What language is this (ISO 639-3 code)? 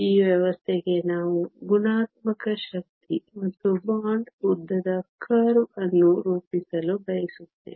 kan